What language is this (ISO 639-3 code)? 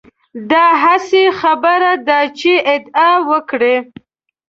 pus